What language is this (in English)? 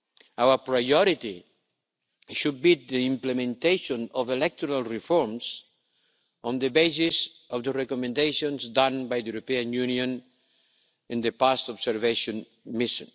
English